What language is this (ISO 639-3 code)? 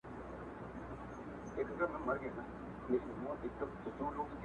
pus